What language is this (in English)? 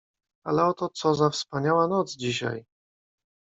Polish